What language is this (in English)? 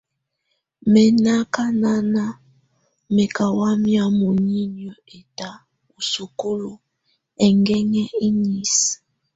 Tunen